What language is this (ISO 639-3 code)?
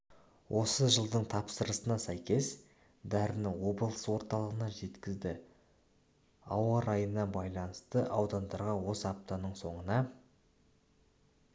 kaz